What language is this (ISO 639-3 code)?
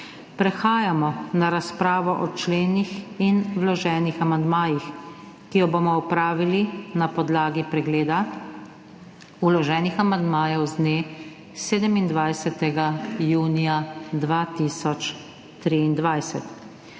slv